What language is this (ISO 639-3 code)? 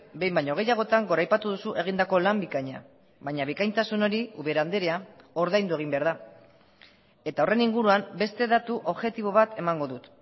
eus